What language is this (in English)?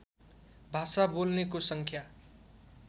Nepali